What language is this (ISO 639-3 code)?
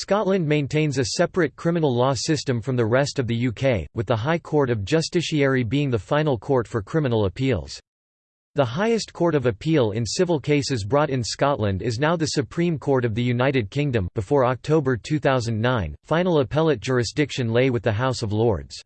eng